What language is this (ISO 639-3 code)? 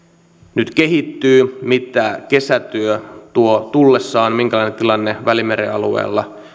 fin